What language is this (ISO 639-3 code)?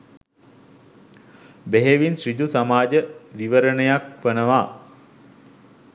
sin